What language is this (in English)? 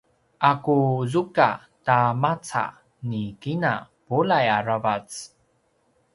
Paiwan